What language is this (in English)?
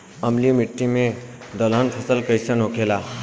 Bhojpuri